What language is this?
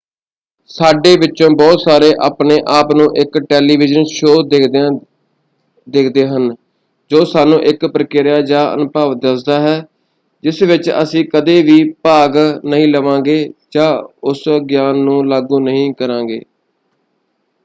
Punjabi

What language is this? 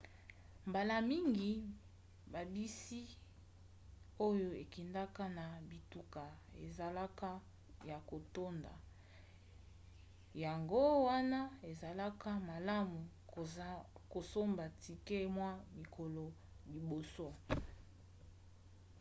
Lingala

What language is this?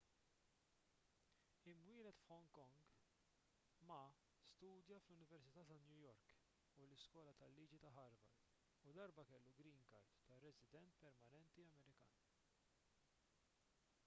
Maltese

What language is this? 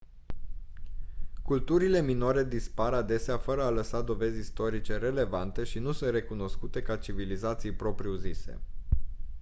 Romanian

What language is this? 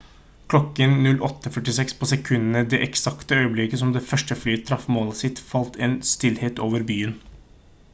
Norwegian Bokmål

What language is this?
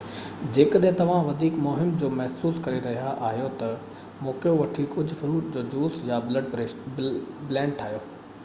Sindhi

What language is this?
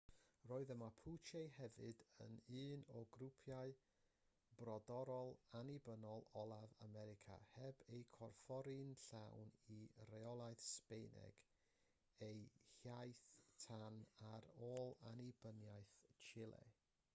Welsh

